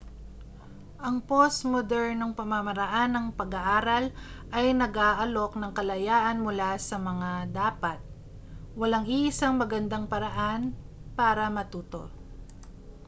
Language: Filipino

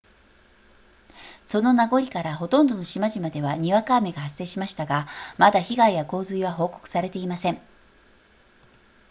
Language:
Japanese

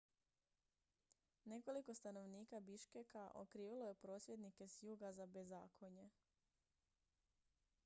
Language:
Croatian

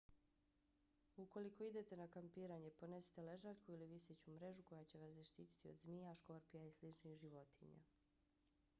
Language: Bosnian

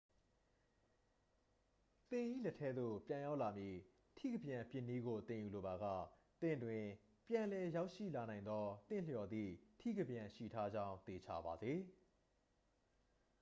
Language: Burmese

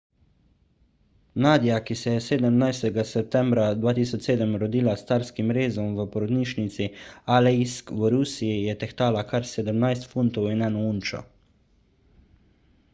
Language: Slovenian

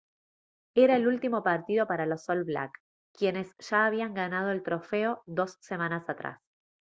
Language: Spanish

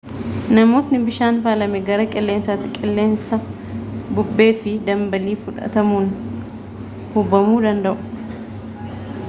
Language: Oromo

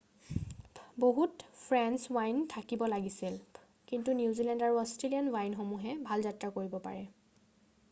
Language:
Assamese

